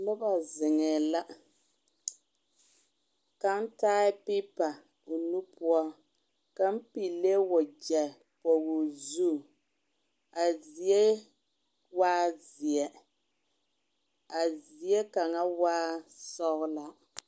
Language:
Southern Dagaare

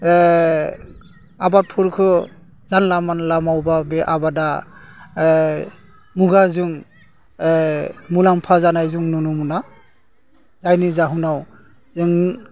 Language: Bodo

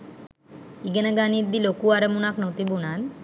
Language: Sinhala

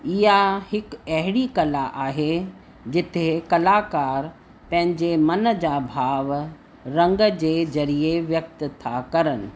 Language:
Sindhi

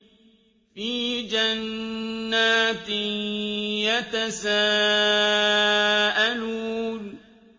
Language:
Arabic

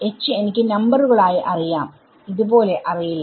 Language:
Malayalam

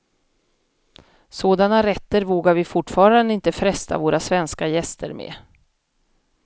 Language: Swedish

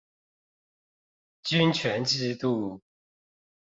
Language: Chinese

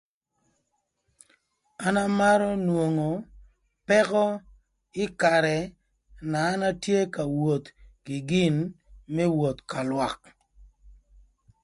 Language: Thur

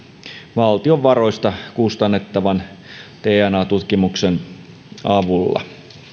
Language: Finnish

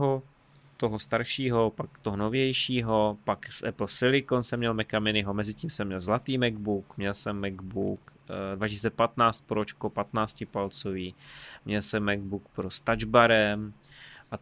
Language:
Czech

